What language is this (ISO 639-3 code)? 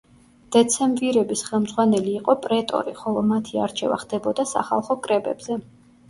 kat